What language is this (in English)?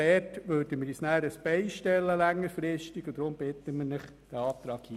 Swiss German